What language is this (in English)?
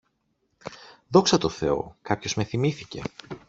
Greek